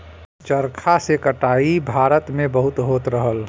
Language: Bhojpuri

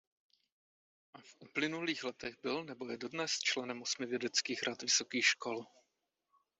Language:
Czech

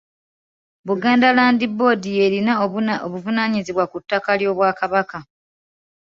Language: Ganda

